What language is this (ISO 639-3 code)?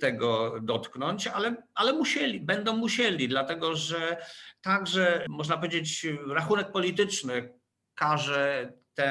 pol